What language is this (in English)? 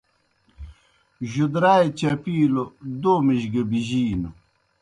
Kohistani Shina